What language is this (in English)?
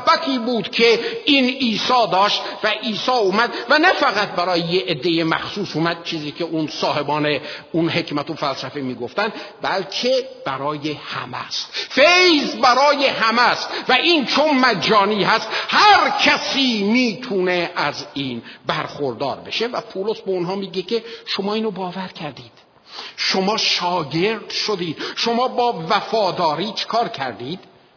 Persian